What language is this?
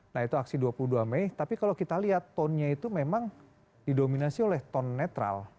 Indonesian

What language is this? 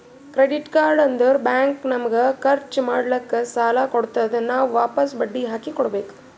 Kannada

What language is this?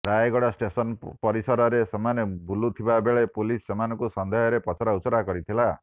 Odia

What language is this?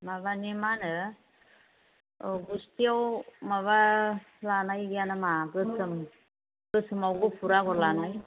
Bodo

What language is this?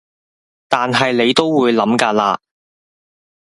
Cantonese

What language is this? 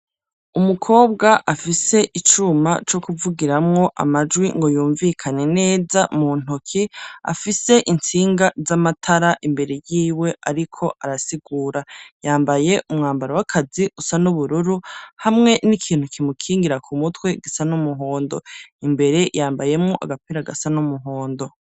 Rundi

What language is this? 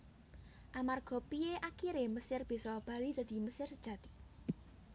Javanese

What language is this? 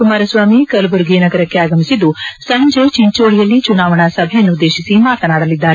Kannada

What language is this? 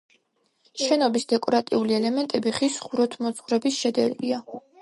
Georgian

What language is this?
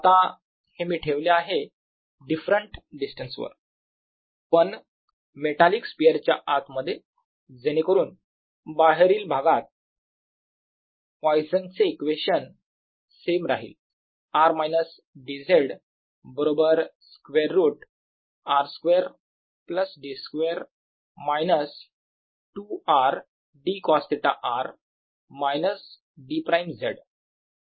Marathi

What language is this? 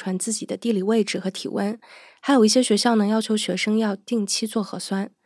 Chinese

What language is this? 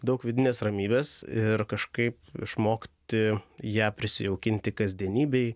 Lithuanian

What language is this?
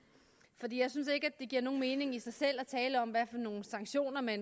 Danish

